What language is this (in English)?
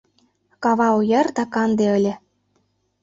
Mari